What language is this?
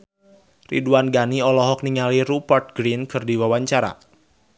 Sundanese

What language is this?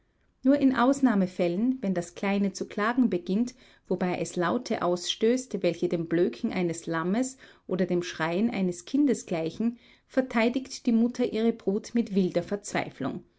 German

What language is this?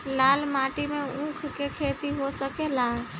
Bhojpuri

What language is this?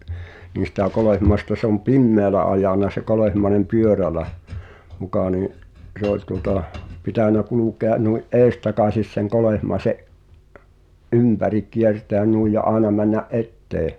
Finnish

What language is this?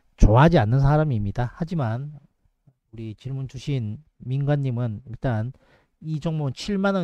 Korean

